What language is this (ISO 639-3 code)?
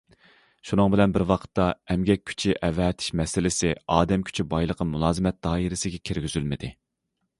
uig